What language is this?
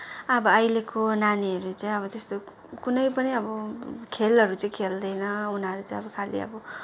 Nepali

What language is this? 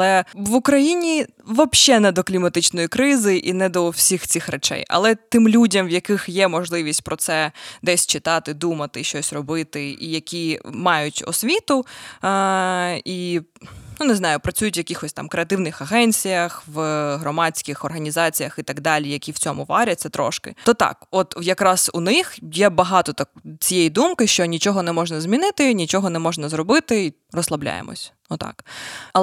Ukrainian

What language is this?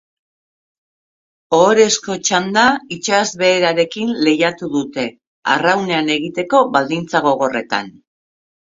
Basque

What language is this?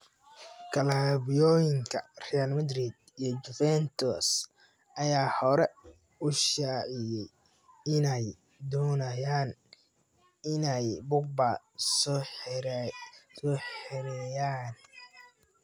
Somali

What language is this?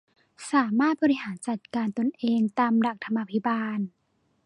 Thai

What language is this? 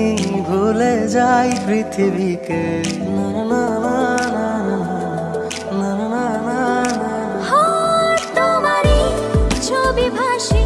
Hindi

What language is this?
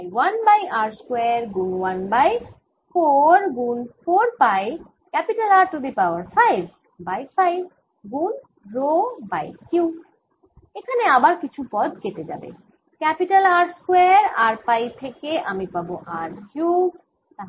Bangla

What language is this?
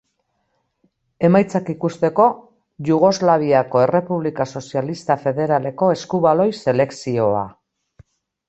Basque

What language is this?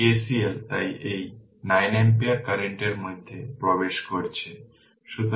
Bangla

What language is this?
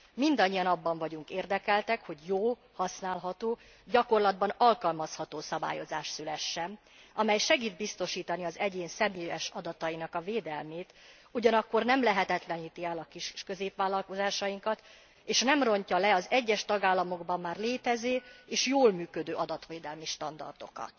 Hungarian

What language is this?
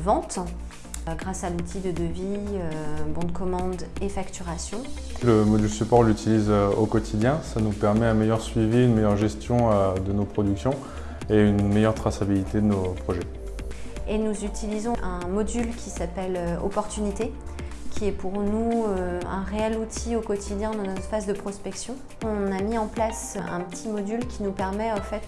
French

